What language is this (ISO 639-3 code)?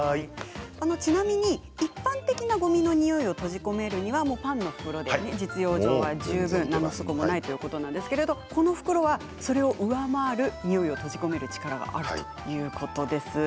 jpn